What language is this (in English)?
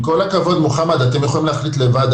Hebrew